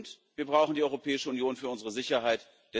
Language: German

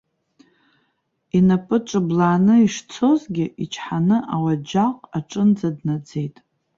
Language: Abkhazian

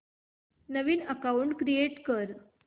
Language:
Marathi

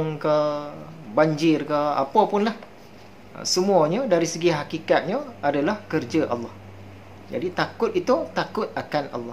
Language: Malay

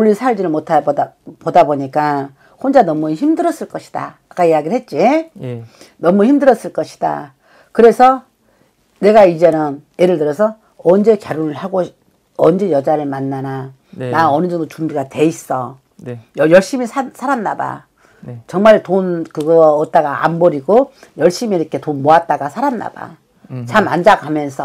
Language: Korean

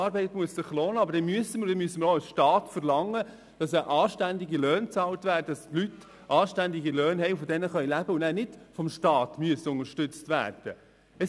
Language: Swiss German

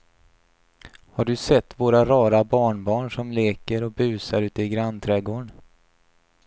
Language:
Swedish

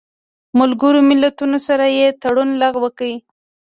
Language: Pashto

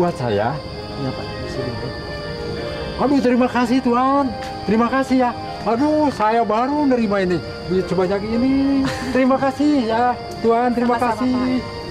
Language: Indonesian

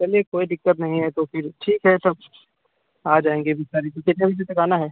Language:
Hindi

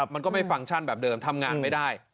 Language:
Thai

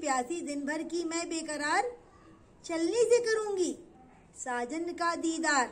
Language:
Hindi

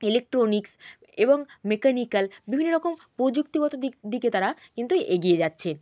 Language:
Bangla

